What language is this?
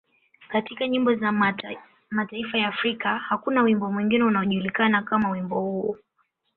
Swahili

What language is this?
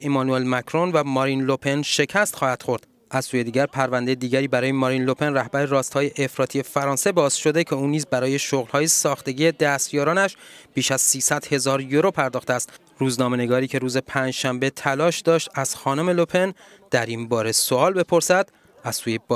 Persian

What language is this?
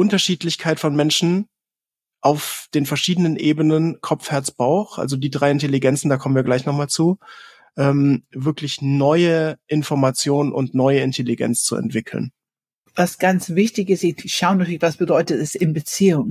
German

